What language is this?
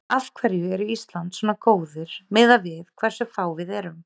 Icelandic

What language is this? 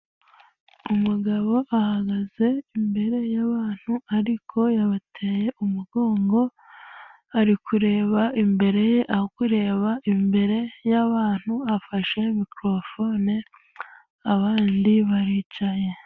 Kinyarwanda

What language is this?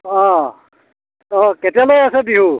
Assamese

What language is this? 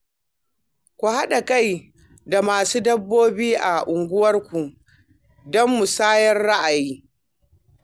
Hausa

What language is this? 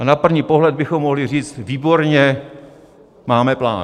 Czech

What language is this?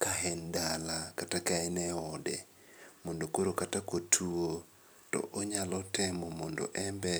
Luo (Kenya and Tanzania)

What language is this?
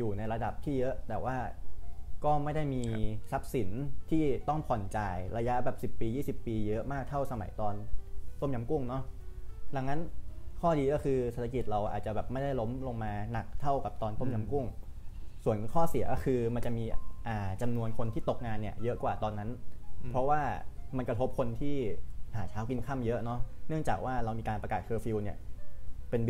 Thai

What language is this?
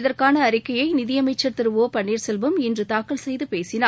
Tamil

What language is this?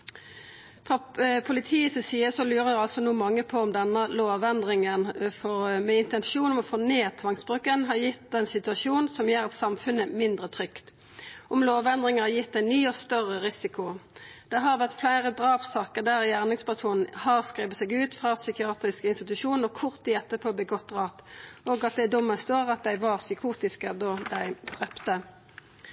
Norwegian Nynorsk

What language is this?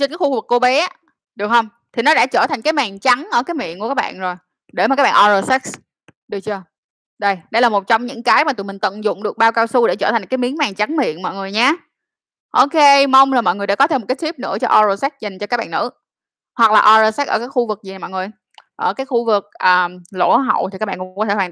Vietnamese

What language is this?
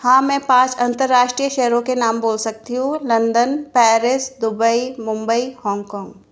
Hindi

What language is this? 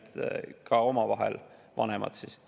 Estonian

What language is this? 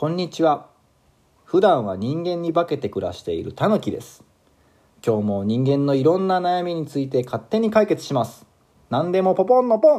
Japanese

